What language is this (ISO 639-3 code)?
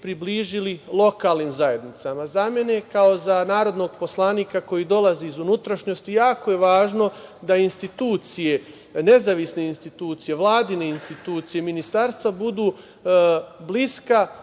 srp